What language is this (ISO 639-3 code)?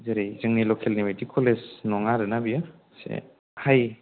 brx